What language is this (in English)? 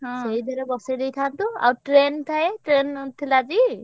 Odia